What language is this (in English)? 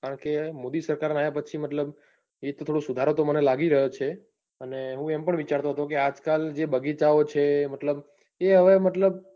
Gujarati